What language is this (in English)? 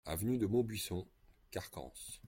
French